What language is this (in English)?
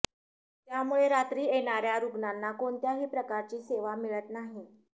Marathi